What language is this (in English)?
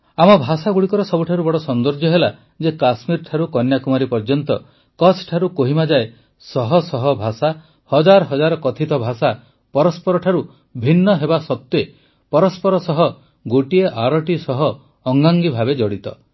Odia